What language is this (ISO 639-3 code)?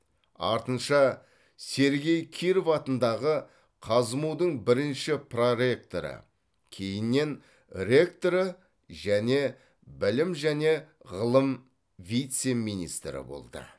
kaz